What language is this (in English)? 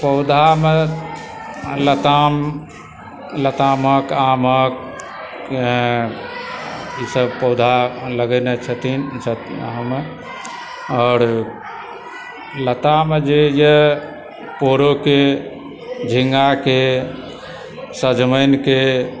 Maithili